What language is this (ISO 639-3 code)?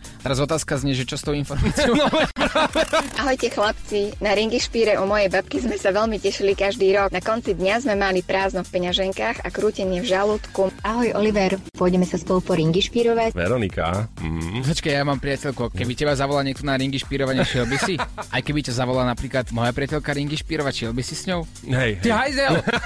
slk